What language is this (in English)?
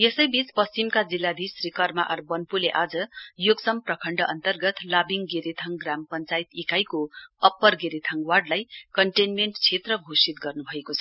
Nepali